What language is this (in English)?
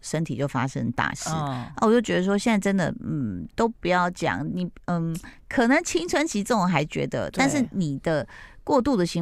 Chinese